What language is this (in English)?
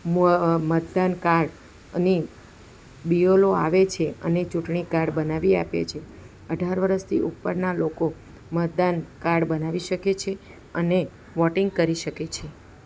Gujarati